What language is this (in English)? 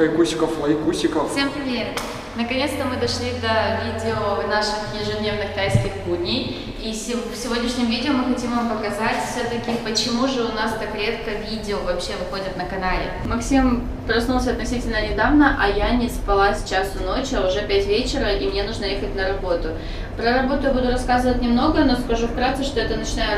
Russian